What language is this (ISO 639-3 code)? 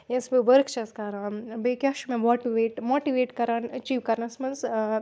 kas